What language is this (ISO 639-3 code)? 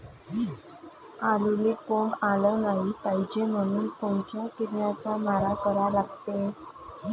mar